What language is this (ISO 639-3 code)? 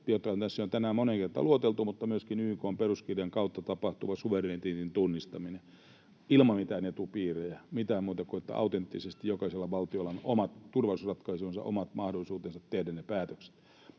fin